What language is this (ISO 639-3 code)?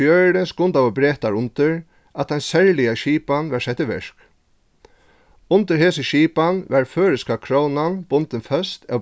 fao